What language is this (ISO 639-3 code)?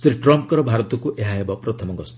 ori